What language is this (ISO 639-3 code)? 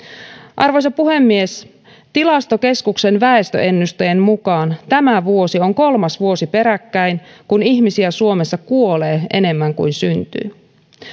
fin